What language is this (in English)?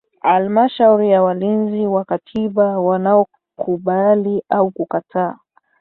Swahili